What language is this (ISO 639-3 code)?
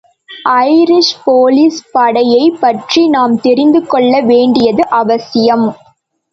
tam